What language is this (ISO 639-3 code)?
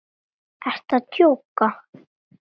isl